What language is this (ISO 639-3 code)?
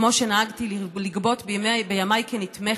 heb